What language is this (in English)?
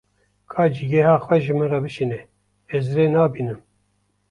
Kurdish